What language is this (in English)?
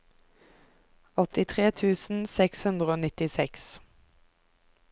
Norwegian